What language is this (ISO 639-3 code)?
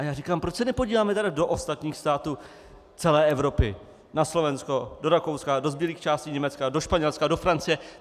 ces